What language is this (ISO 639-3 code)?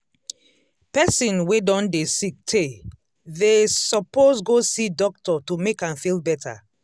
pcm